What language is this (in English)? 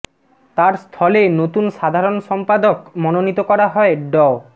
Bangla